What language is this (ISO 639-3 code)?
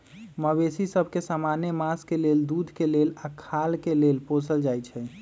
mag